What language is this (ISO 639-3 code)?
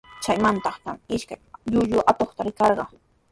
qws